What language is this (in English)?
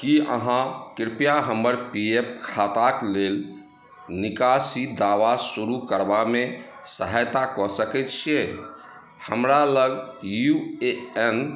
Maithili